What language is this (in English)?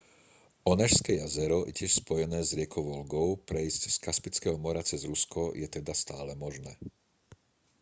Slovak